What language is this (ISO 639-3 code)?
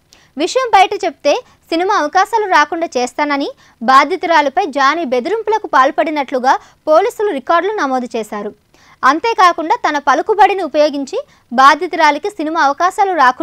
tel